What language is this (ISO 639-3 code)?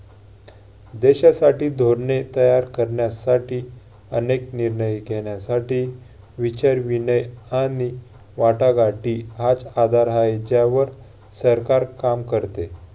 mar